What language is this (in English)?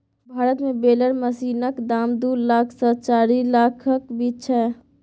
Maithili